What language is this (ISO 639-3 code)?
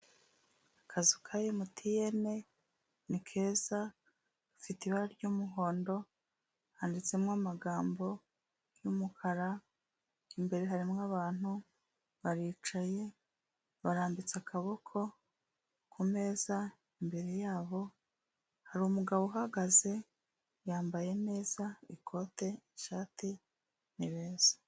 kin